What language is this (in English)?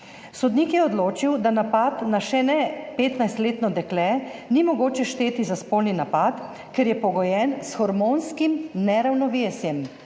Slovenian